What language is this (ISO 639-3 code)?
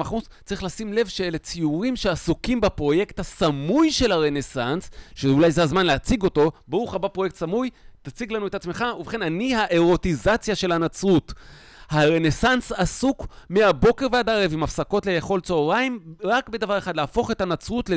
heb